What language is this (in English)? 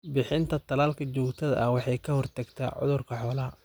Somali